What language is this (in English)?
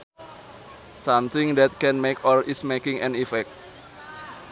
Sundanese